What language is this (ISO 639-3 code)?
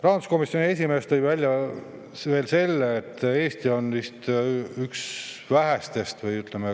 est